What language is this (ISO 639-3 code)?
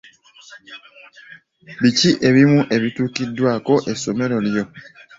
lug